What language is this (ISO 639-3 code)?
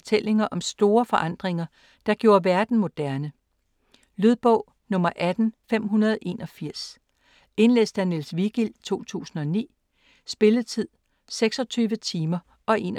dan